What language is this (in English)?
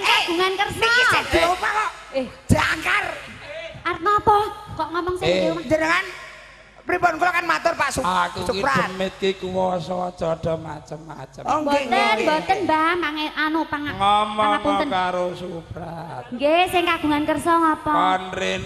Indonesian